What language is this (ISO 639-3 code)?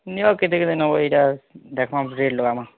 ori